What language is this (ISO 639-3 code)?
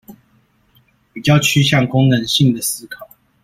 zho